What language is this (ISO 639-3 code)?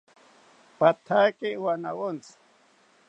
cpy